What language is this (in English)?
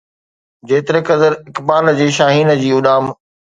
Sindhi